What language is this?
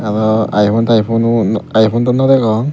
Chakma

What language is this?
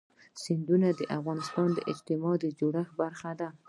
Pashto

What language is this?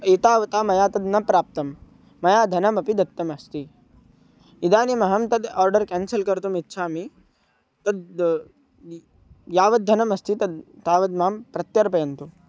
Sanskrit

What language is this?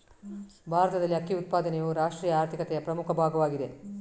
Kannada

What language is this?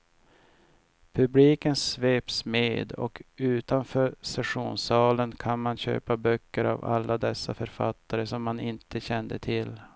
Swedish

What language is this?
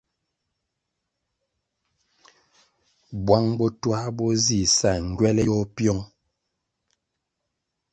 Kwasio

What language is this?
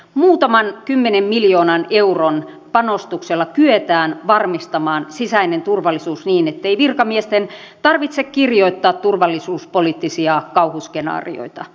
Finnish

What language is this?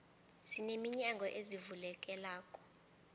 South Ndebele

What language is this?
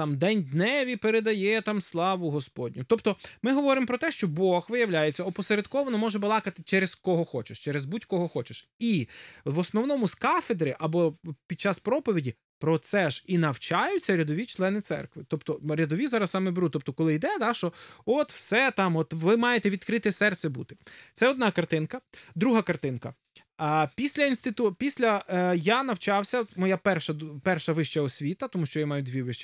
Ukrainian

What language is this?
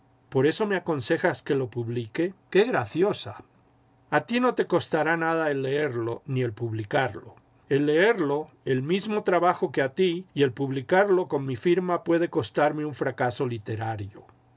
Spanish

